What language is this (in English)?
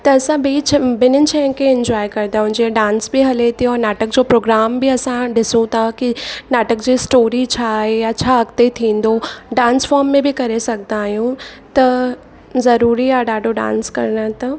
Sindhi